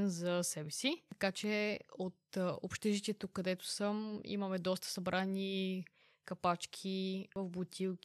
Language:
Bulgarian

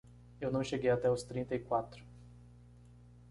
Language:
Portuguese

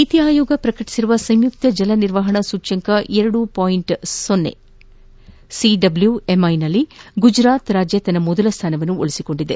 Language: Kannada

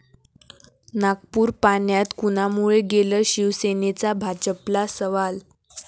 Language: Marathi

